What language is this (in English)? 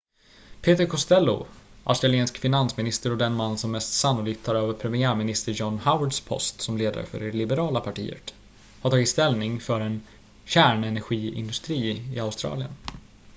Swedish